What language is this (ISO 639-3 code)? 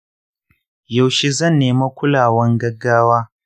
hau